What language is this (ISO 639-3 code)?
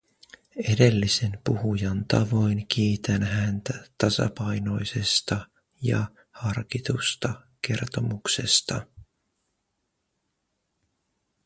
fin